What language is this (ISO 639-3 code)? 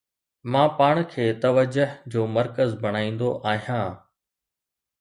snd